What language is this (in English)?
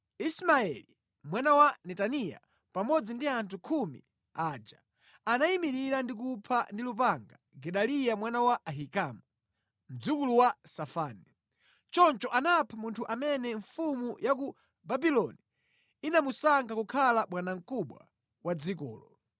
Nyanja